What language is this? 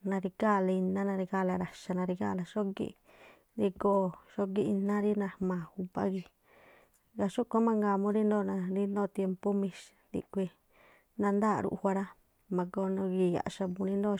Tlacoapa Me'phaa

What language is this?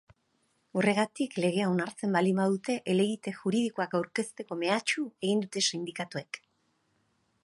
Basque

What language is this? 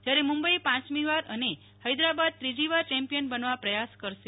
Gujarati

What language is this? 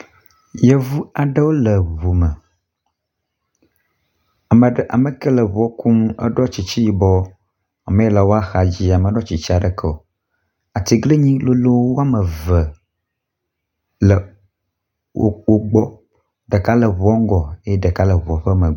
Ewe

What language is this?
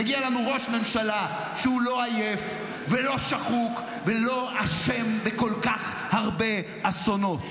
Hebrew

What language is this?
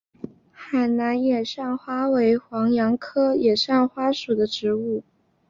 Chinese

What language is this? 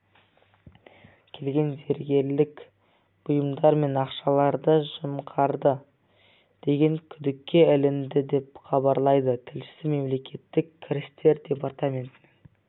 Kazakh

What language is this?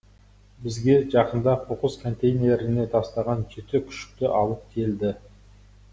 Kazakh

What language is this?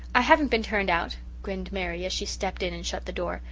English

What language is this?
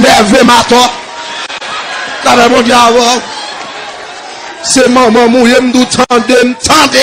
French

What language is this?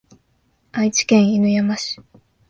Japanese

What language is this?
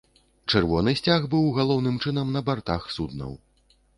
Belarusian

